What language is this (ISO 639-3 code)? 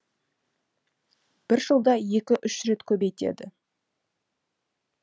kaz